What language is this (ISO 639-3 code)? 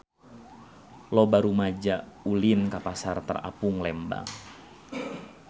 sun